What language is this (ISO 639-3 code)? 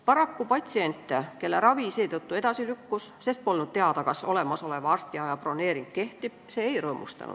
est